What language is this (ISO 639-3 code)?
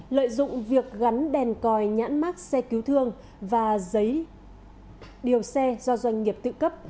vie